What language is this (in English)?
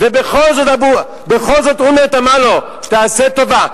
Hebrew